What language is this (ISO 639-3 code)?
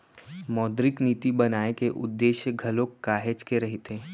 hne